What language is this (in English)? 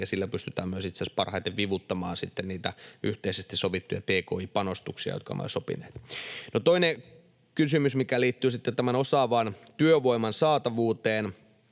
Finnish